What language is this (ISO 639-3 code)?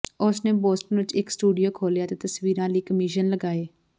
pan